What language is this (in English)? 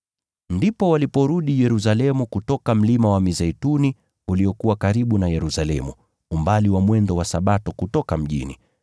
Swahili